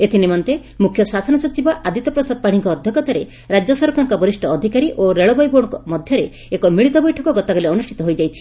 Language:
Odia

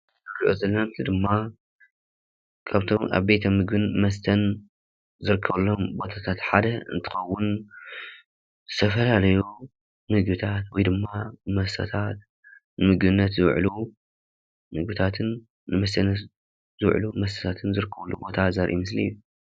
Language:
Tigrinya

